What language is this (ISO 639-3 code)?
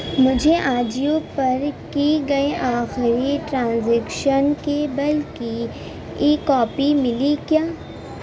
urd